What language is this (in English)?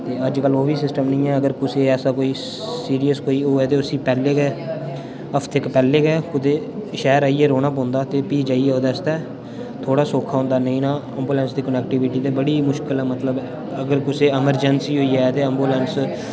Dogri